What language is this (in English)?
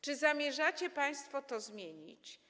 Polish